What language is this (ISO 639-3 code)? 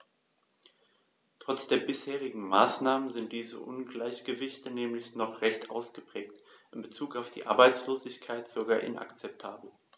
deu